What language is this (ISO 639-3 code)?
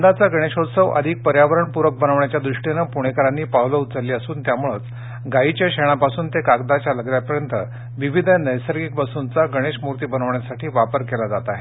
mar